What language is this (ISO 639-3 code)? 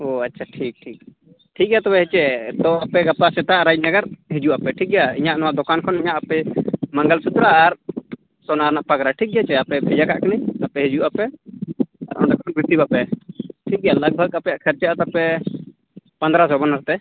sat